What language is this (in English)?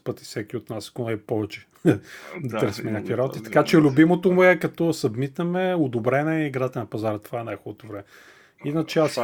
Bulgarian